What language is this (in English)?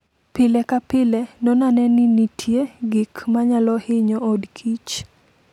Luo (Kenya and Tanzania)